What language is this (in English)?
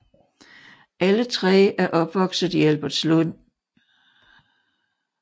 Danish